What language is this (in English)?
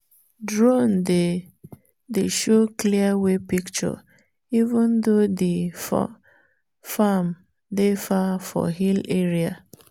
Nigerian Pidgin